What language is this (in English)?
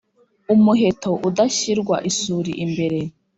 Kinyarwanda